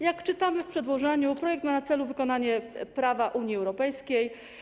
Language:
Polish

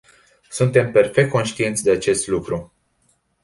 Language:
Romanian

